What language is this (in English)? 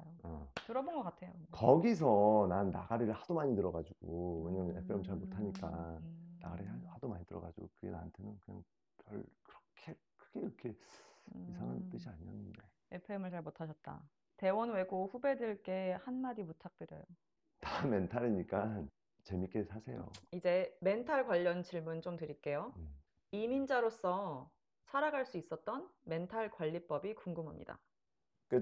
Korean